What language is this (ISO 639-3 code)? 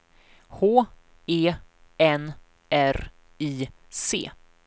swe